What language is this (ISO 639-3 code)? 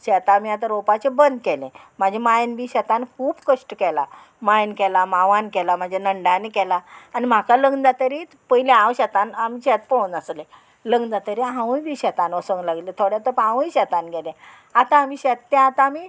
kok